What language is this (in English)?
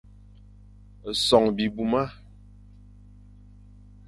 Fang